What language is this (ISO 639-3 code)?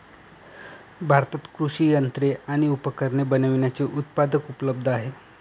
mar